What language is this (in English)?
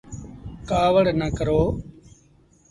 Sindhi Bhil